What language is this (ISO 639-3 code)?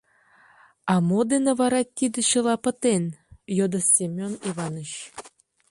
chm